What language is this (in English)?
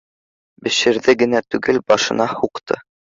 Bashkir